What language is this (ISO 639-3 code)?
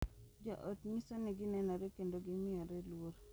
luo